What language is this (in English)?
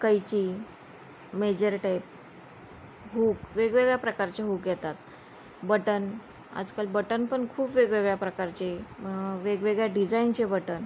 Marathi